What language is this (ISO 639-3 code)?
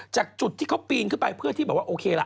tha